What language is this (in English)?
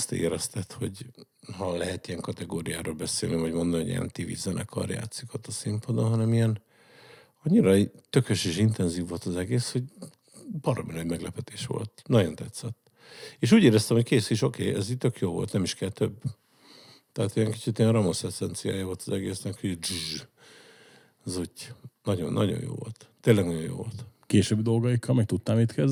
Hungarian